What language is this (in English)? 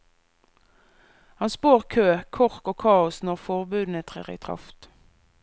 Norwegian